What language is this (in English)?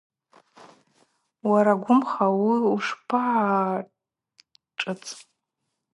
Abaza